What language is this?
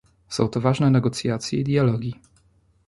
Polish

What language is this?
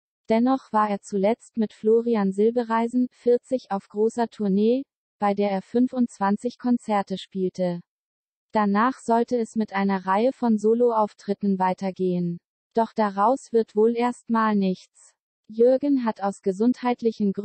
German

